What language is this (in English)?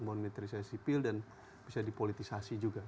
Indonesian